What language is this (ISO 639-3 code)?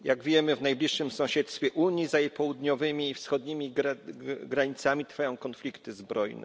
pol